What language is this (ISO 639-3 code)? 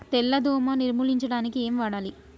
tel